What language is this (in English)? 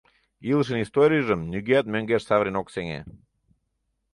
Mari